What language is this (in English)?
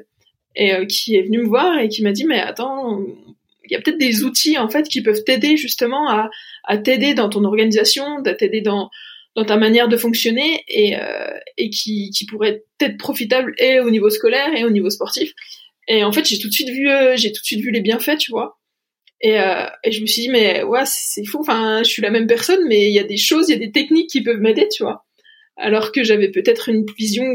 French